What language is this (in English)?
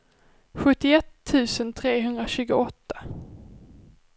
Swedish